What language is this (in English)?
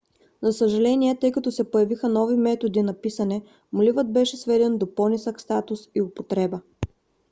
Bulgarian